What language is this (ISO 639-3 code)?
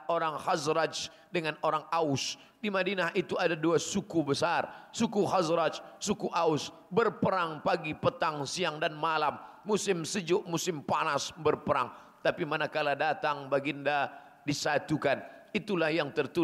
msa